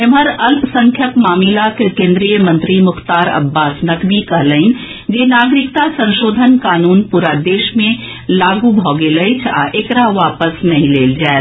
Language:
Maithili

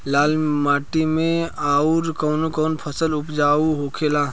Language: Bhojpuri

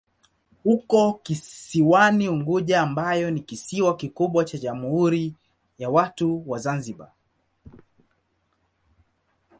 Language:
Swahili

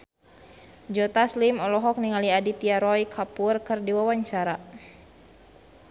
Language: Sundanese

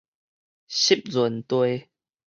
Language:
Min Nan Chinese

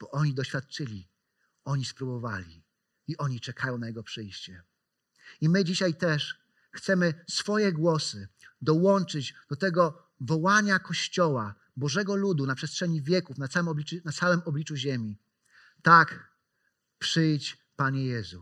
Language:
Polish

